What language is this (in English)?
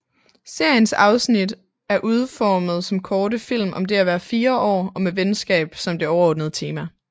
Danish